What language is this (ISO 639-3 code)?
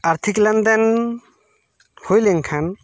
sat